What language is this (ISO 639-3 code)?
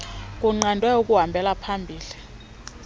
xho